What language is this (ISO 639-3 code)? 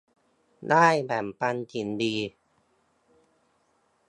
tha